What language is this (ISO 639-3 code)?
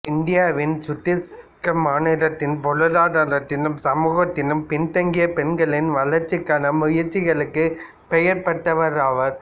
tam